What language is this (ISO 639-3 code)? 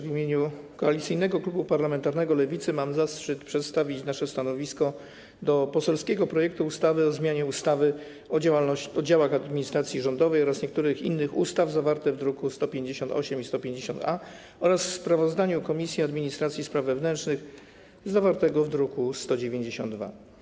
pol